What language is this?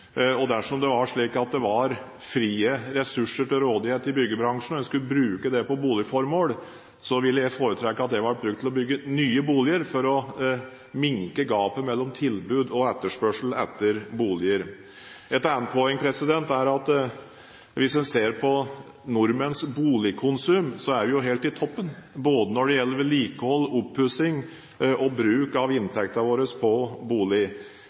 Norwegian Bokmål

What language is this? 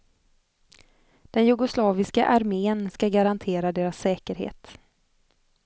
Swedish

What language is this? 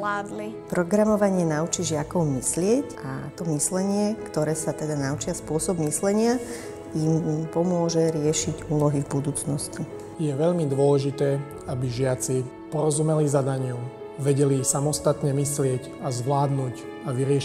Slovak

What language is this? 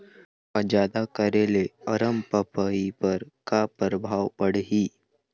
Chhattisgarhi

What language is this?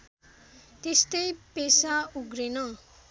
Nepali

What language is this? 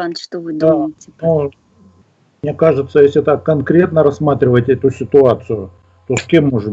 Russian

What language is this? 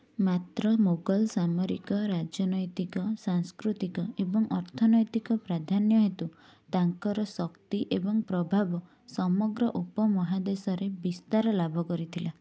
Odia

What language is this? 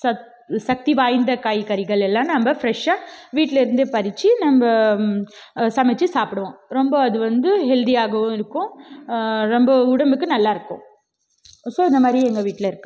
Tamil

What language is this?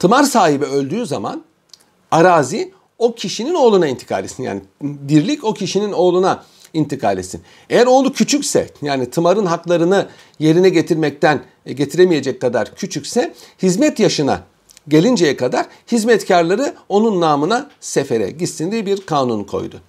Turkish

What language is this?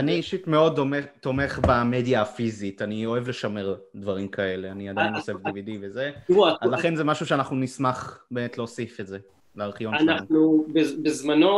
Hebrew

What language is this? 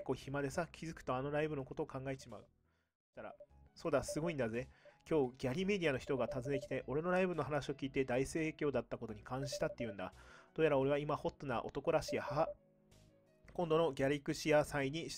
Japanese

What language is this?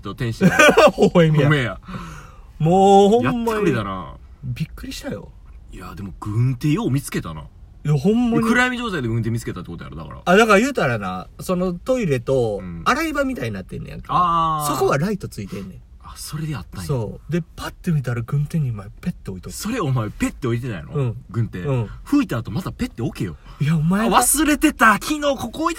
Japanese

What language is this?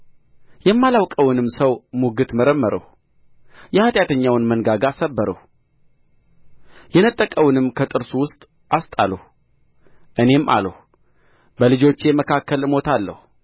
Amharic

